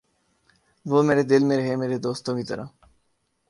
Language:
Urdu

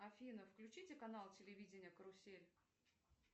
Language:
Russian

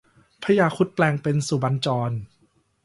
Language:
Thai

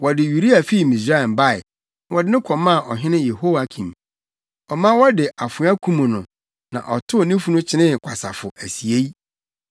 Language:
Akan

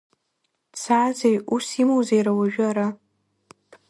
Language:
Abkhazian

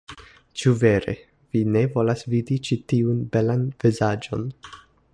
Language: Esperanto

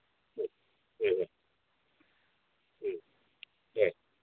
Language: Manipuri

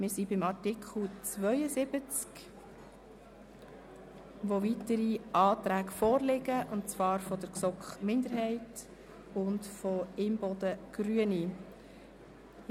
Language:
Swiss German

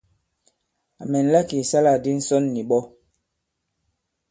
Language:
Bankon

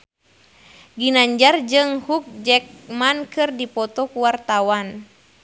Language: Sundanese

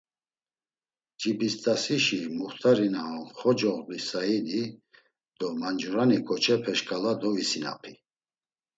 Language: Laz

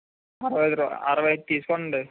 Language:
Telugu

